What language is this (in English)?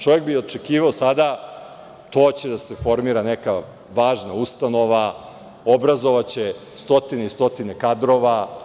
Serbian